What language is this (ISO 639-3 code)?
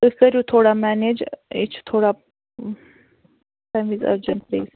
kas